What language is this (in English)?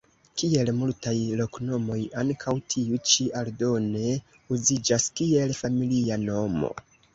Esperanto